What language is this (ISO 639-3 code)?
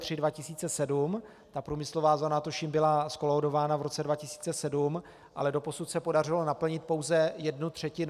ces